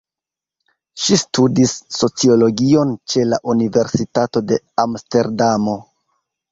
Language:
Esperanto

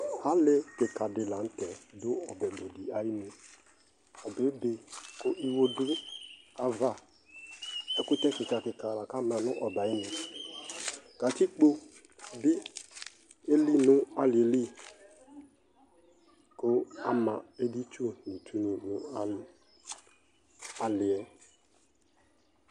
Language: Ikposo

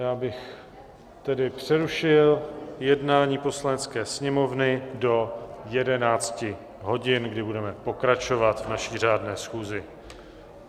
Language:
Czech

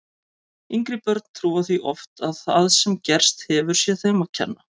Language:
Icelandic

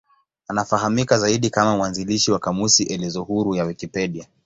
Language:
Swahili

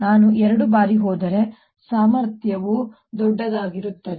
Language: Kannada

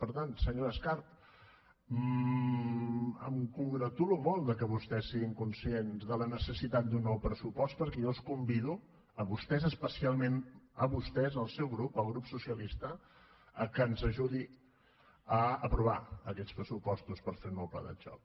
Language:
Catalan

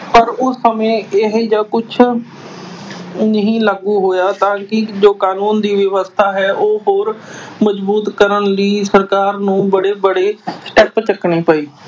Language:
Punjabi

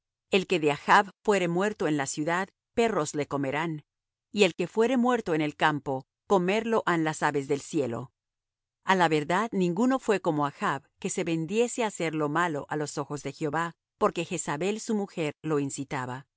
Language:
Spanish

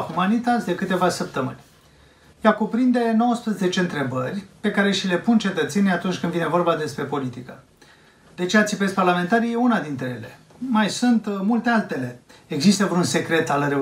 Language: Romanian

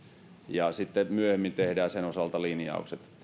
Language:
Finnish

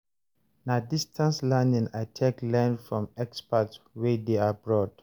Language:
Nigerian Pidgin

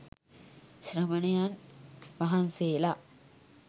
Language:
Sinhala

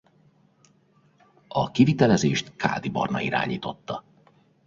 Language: Hungarian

